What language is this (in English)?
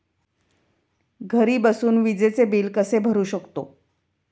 Marathi